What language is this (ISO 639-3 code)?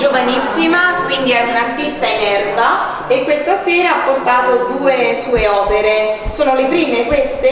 ita